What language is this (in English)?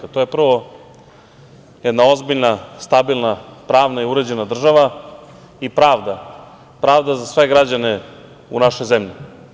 Serbian